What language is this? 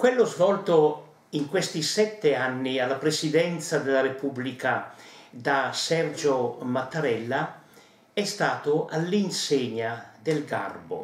Italian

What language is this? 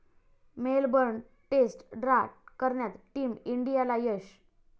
Marathi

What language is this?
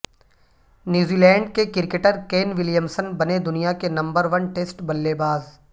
Urdu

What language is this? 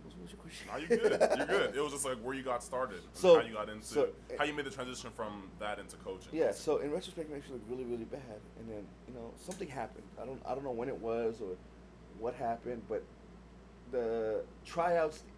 English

